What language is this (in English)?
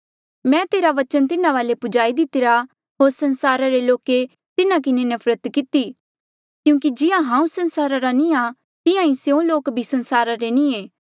Mandeali